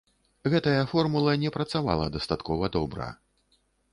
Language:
Belarusian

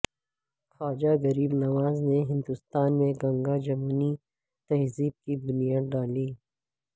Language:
Urdu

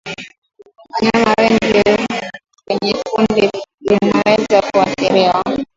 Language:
Swahili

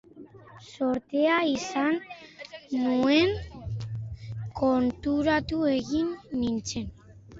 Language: Basque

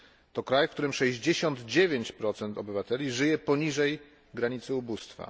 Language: Polish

